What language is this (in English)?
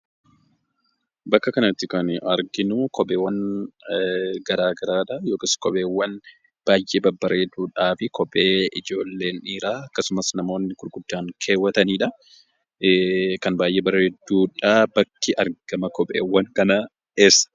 Oromo